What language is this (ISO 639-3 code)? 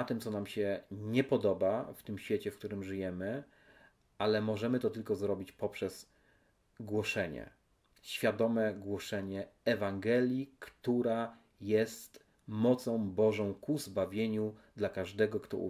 pol